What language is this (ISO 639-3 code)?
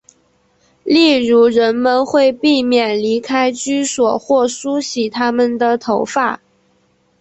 zho